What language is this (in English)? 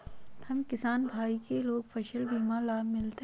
Magahi